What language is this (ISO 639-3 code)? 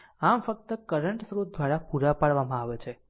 guj